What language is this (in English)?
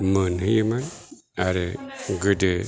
Bodo